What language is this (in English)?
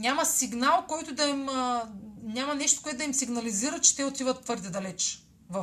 Bulgarian